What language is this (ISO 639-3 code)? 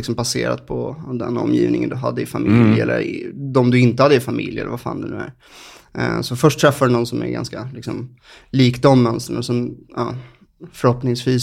swe